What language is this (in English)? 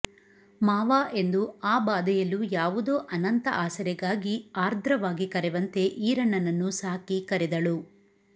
Kannada